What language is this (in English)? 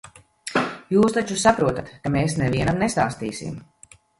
Latvian